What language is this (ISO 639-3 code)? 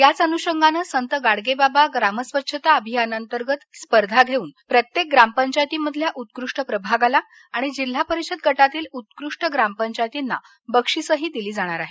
mar